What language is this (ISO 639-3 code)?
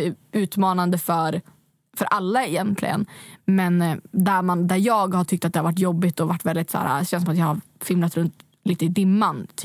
swe